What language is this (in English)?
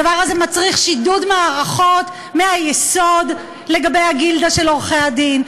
Hebrew